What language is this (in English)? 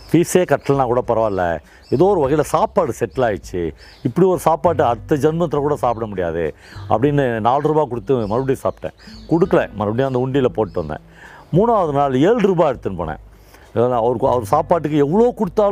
Tamil